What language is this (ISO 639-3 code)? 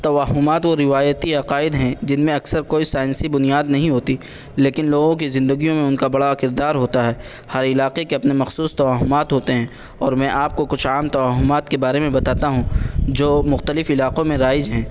urd